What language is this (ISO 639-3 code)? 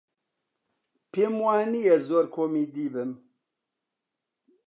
ckb